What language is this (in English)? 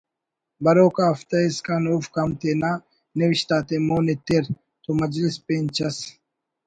Brahui